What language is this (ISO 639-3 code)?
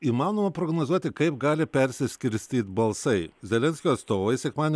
lit